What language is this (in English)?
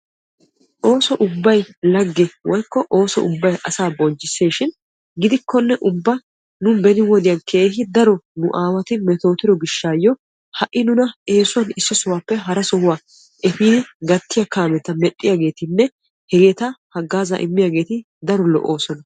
Wolaytta